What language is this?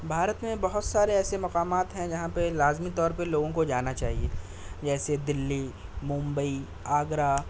Urdu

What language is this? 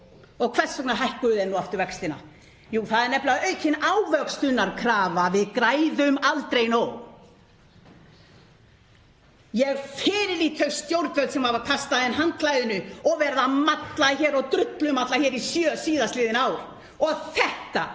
Icelandic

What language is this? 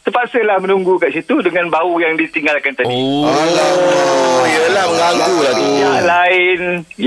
Malay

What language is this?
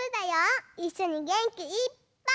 Japanese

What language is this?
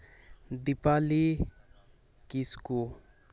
Santali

